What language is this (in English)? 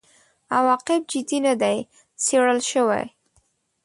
Pashto